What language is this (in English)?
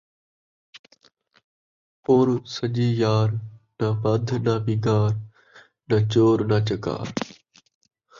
Saraiki